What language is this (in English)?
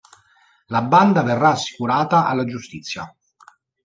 Italian